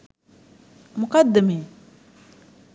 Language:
Sinhala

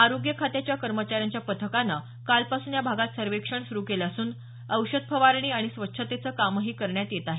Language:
Marathi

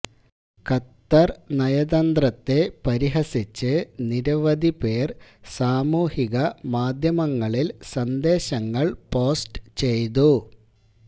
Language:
Malayalam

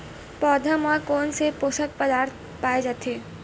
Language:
Chhattisgarhi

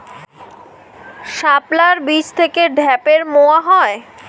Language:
Bangla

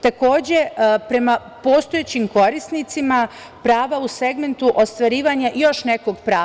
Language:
Serbian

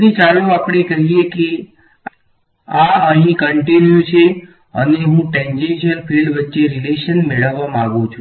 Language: Gujarati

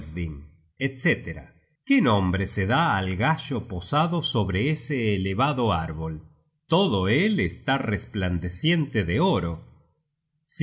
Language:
Spanish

